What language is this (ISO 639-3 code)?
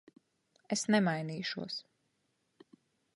lav